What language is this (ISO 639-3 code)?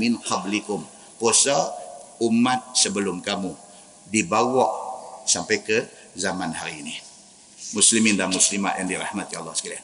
msa